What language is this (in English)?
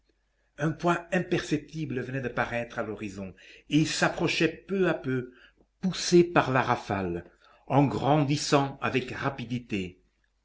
French